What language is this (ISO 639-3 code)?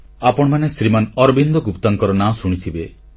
ori